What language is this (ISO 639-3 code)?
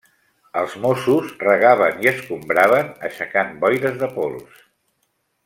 cat